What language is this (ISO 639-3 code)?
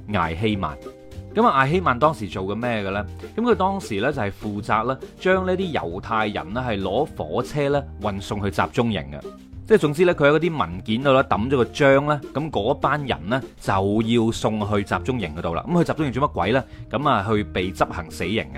zho